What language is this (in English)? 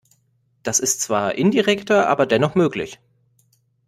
German